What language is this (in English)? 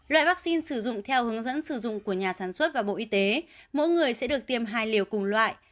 Vietnamese